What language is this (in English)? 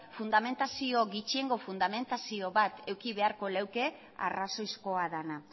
Basque